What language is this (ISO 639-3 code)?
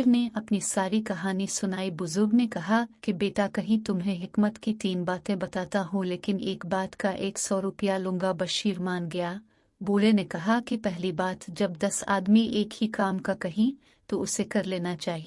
urd